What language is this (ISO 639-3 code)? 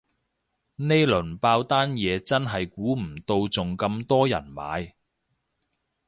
yue